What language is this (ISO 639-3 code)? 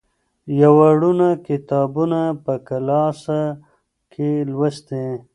pus